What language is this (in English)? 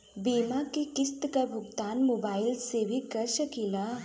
Bhojpuri